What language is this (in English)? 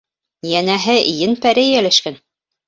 Bashkir